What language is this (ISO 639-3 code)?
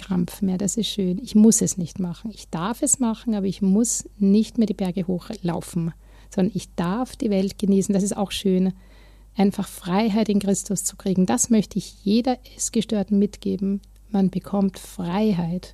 deu